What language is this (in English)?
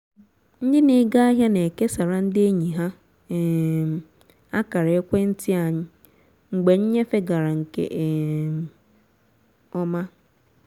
Igbo